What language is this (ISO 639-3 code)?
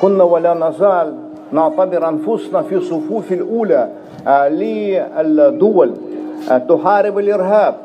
ara